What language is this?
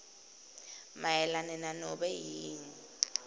Swati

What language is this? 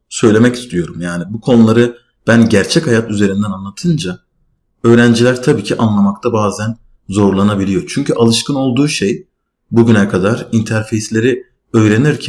Turkish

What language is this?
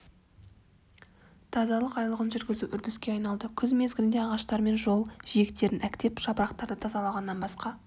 Kazakh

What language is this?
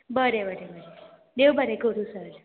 Konkani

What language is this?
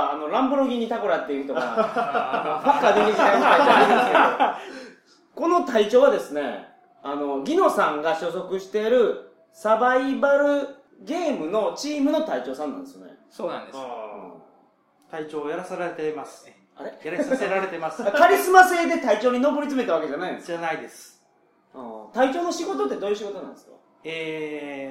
Japanese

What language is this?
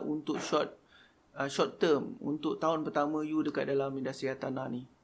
Malay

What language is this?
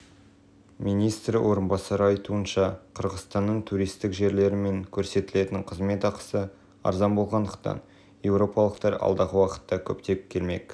Kazakh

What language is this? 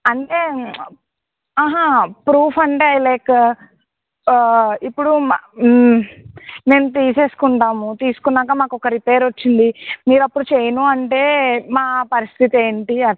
Telugu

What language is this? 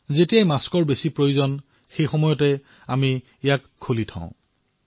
Assamese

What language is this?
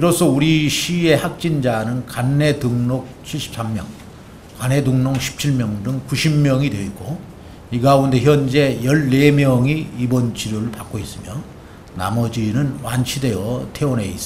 Korean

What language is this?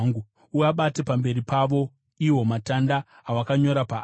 Shona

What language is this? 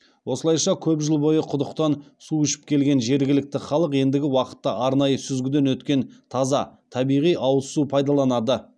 Kazakh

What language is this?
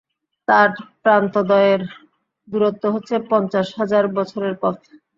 Bangla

